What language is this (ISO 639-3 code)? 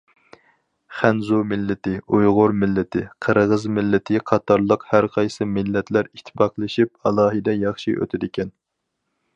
uig